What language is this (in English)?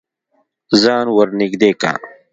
Pashto